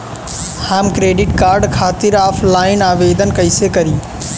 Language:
Bhojpuri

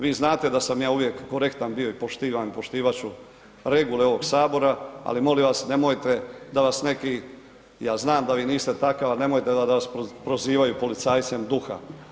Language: Croatian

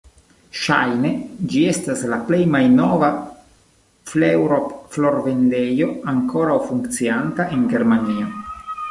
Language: Esperanto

